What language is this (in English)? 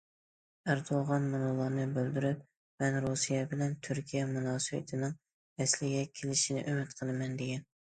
Uyghur